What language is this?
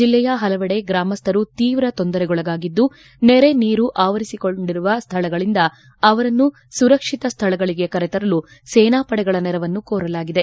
Kannada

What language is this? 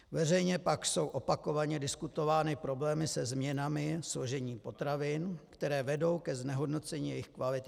Czech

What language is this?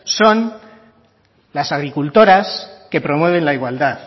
Spanish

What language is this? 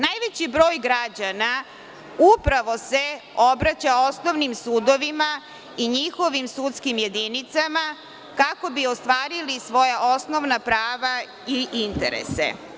Serbian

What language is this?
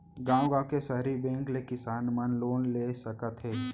Chhattisgarhi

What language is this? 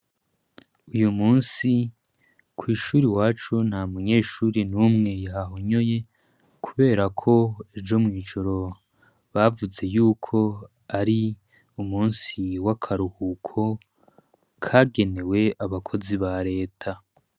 Rundi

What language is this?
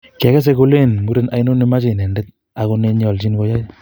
Kalenjin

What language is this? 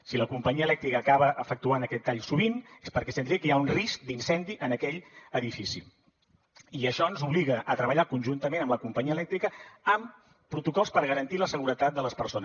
Catalan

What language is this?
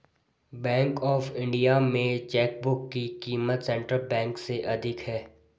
Hindi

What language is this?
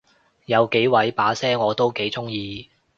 Cantonese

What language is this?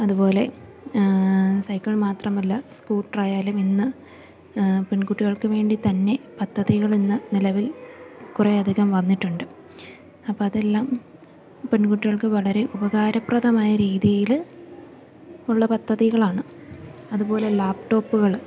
Malayalam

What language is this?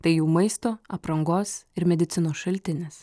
Lithuanian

